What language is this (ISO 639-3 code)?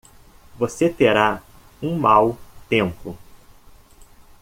por